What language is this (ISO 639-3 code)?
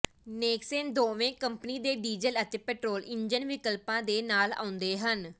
pan